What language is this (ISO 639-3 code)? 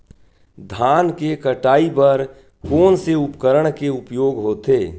hne